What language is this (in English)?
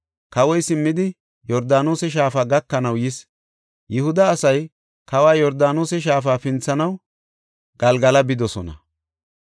Gofa